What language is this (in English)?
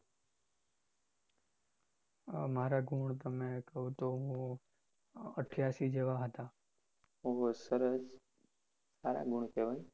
Gujarati